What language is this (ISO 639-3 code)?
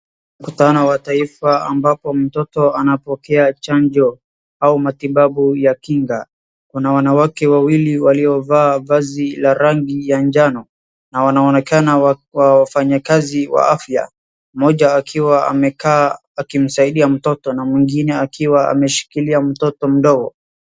swa